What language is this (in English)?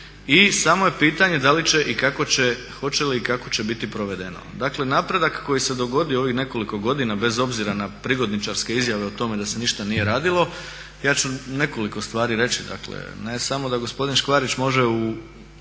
Croatian